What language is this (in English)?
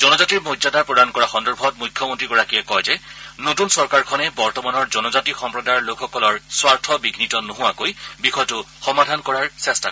Assamese